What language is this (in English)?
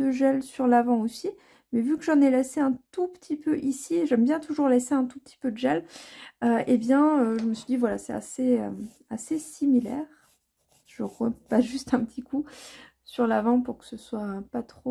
French